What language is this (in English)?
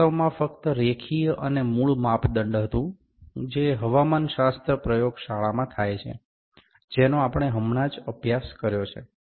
Gujarati